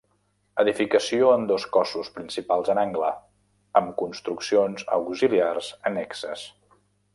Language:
Catalan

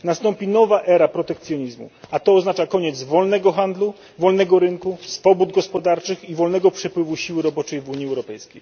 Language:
Polish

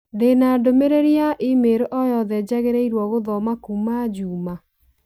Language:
Kikuyu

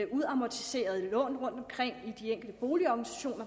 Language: Danish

